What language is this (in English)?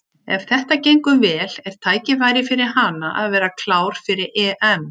Icelandic